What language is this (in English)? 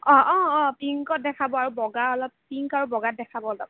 Assamese